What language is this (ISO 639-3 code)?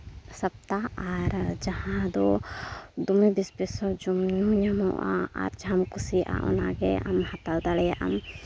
sat